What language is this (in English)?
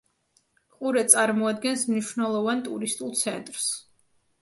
Georgian